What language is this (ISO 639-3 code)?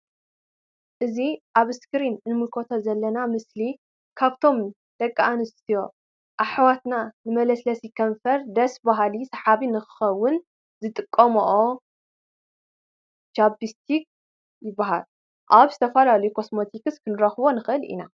tir